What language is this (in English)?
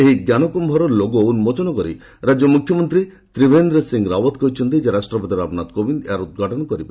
Odia